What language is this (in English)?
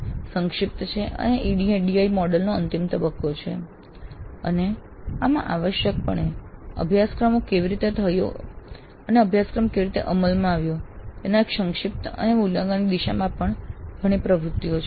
Gujarati